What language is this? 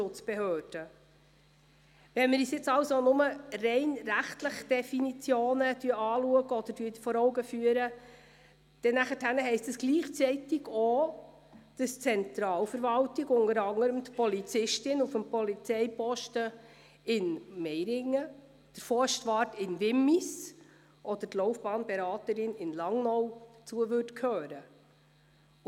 Swiss German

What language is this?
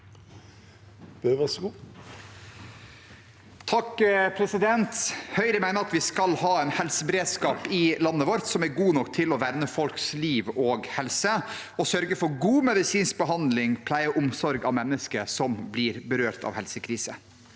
Norwegian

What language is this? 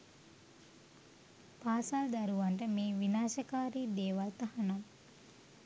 Sinhala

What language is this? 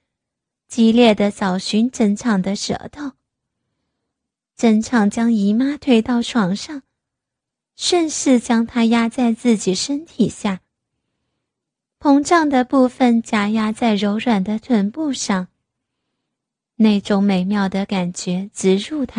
Chinese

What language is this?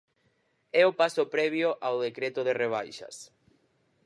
Galician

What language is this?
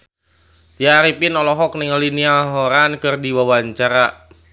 Sundanese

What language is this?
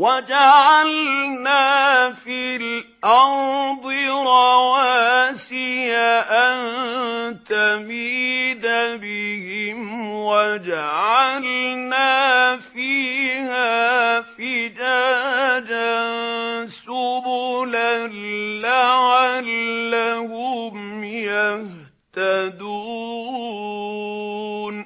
Arabic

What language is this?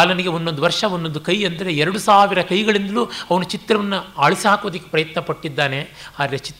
Kannada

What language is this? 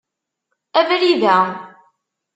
Kabyle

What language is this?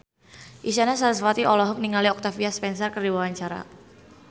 Sundanese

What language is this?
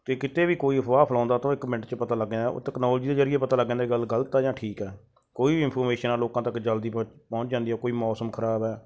Punjabi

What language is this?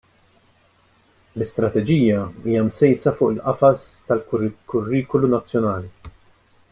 Maltese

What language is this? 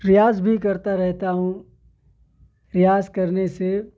Urdu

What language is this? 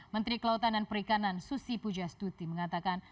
Indonesian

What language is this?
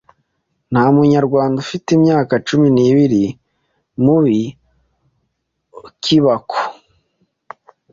Kinyarwanda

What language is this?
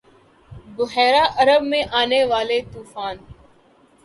Urdu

